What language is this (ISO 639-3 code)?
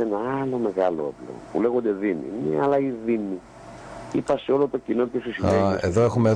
ell